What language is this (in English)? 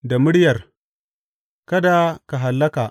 Hausa